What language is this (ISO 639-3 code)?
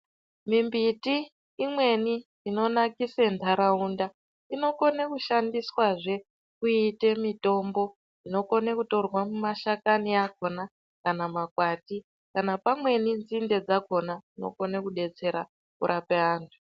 ndc